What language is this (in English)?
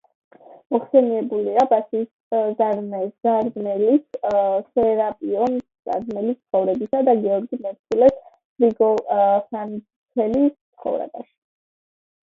Georgian